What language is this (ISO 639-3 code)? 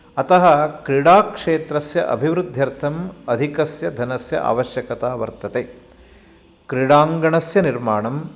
san